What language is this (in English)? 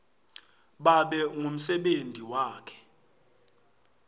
Swati